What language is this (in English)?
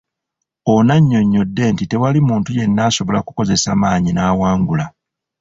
Ganda